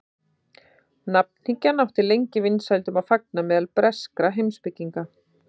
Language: Icelandic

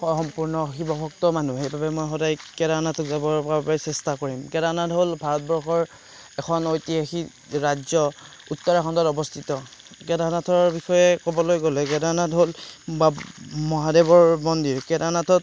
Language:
Assamese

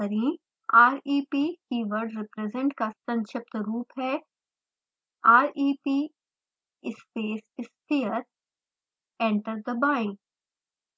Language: Hindi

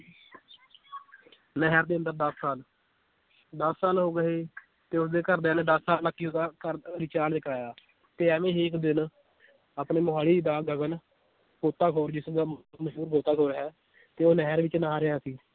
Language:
Punjabi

